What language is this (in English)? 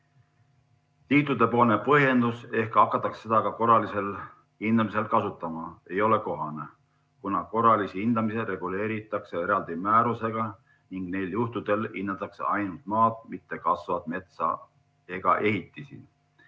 Estonian